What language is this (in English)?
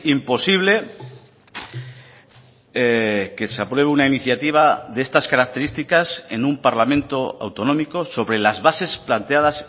Spanish